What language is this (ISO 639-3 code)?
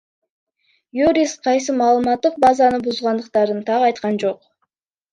kir